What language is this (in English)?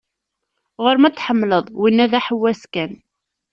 Kabyle